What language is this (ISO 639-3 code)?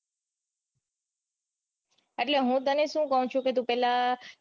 guj